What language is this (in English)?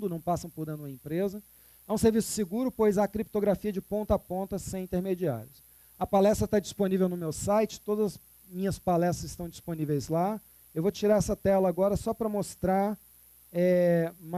Portuguese